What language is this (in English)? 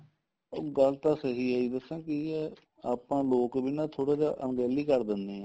Punjabi